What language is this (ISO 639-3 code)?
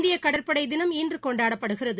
tam